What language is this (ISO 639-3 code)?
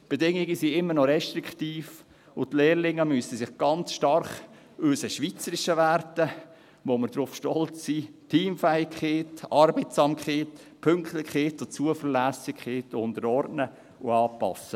gsw